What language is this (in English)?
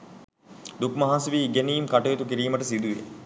Sinhala